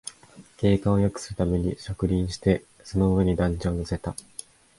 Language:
Japanese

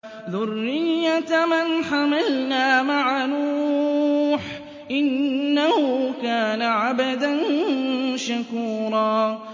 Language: Arabic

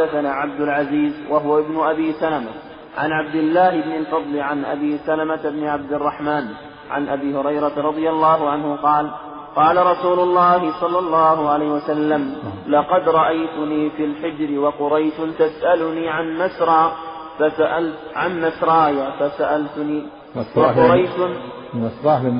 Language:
Arabic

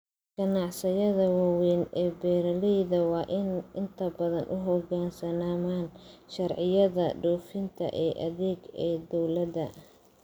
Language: Somali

